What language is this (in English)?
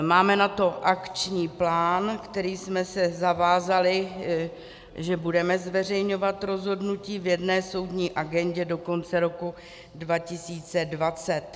Czech